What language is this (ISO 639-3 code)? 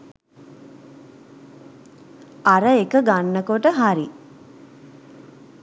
sin